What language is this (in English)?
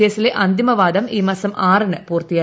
Malayalam